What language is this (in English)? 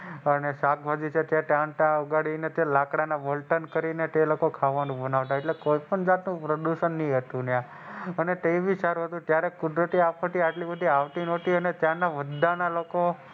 Gujarati